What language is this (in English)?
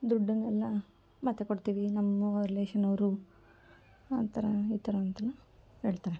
Kannada